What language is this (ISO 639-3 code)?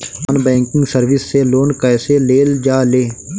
bho